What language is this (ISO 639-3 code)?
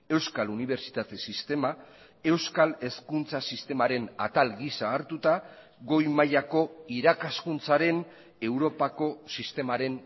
eus